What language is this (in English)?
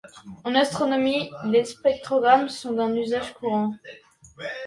French